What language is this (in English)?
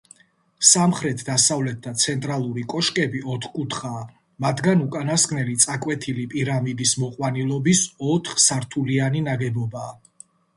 Georgian